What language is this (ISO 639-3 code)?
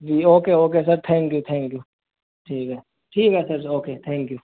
urd